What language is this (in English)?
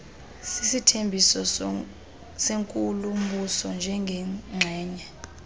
Xhosa